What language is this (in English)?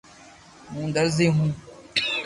Loarki